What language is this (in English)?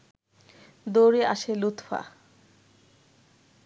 Bangla